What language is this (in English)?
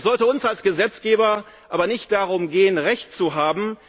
German